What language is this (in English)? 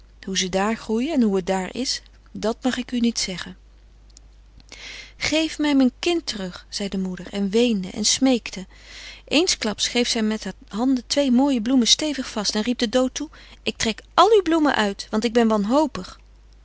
Dutch